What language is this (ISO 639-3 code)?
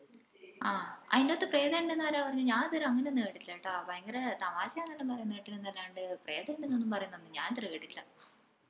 mal